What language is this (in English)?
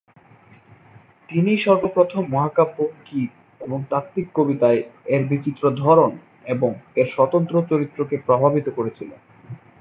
Bangla